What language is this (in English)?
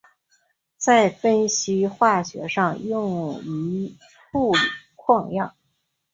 Chinese